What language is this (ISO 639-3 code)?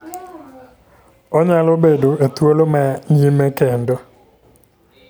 luo